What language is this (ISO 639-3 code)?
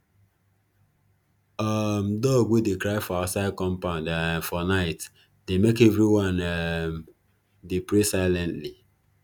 pcm